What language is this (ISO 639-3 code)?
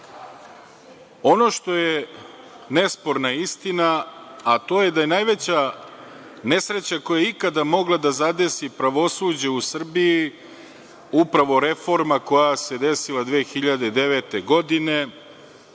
srp